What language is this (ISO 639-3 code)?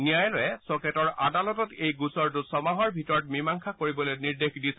asm